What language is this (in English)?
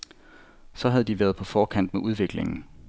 Danish